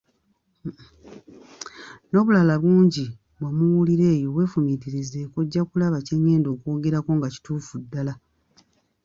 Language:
Ganda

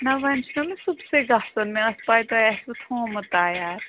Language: Kashmiri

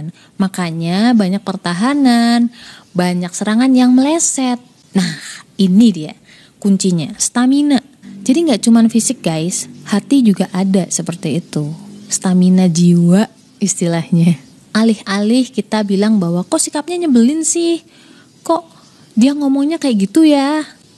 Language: Indonesian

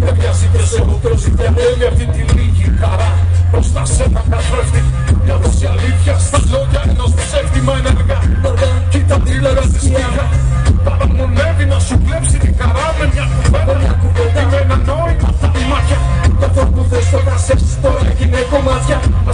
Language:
Greek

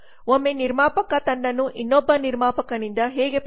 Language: Kannada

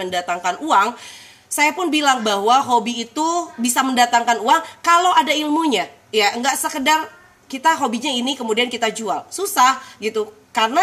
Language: Indonesian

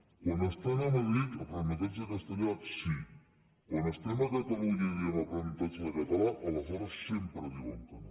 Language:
Catalan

